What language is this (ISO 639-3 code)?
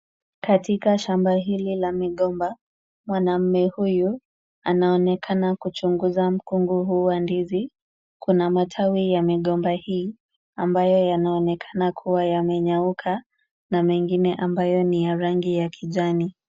swa